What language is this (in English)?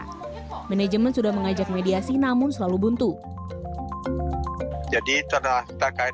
Indonesian